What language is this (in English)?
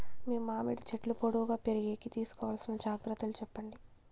Telugu